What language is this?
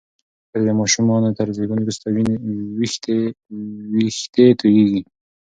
Pashto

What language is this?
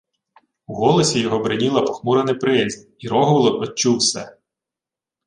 Ukrainian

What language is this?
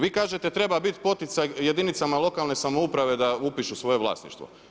Croatian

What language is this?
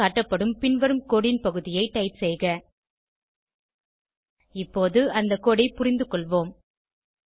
Tamil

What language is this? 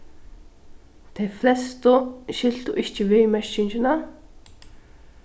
Faroese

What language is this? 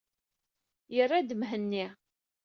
Kabyle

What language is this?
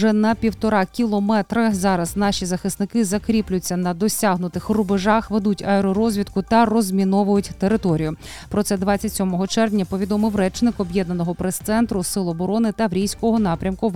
Ukrainian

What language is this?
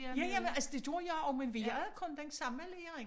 Danish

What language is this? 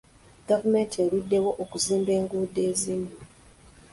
Ganda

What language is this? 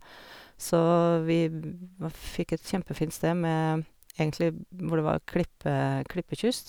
Norwegian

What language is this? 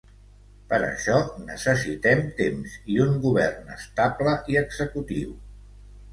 Catalan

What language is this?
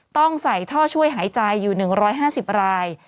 Thai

